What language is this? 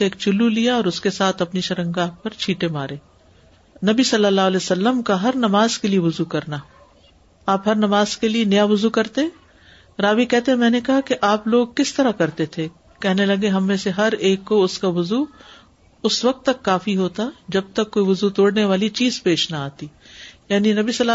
Urdu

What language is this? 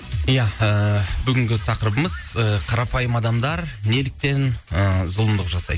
Kazakh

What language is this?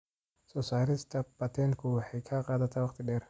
Somali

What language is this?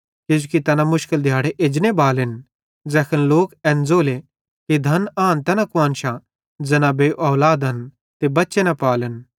Bhadrawahi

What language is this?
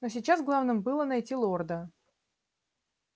Russian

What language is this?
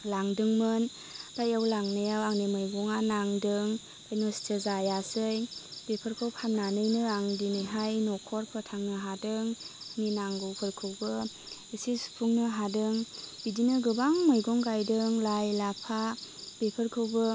Bodo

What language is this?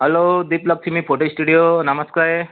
Nepali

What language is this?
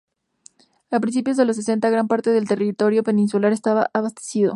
Spanish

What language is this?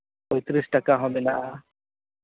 Santali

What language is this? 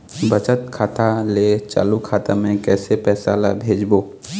Chhattisgarhi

